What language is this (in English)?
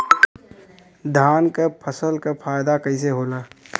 Bhojpuri